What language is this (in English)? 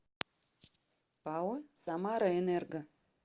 Russian